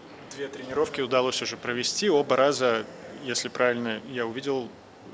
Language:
Russian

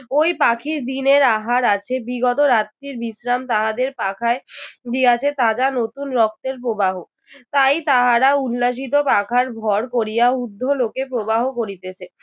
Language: Bangla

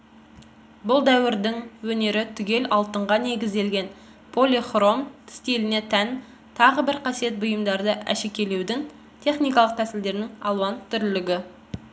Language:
Kazakh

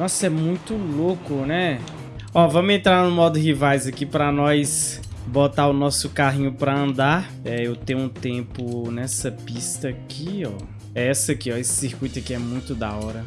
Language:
Portuguese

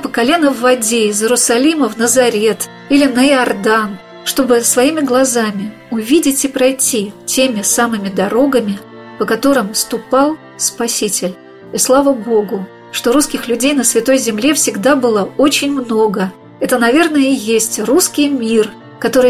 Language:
Russian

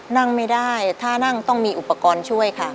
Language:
Thai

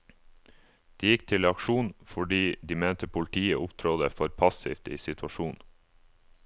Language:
Norwegian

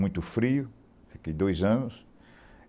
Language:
Portuguese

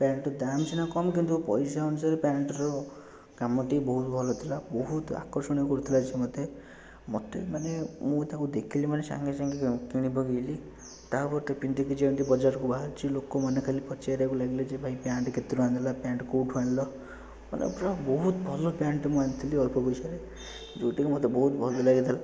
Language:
Odia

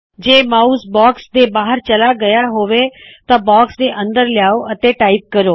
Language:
Punjabi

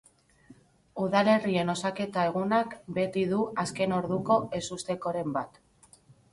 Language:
Basque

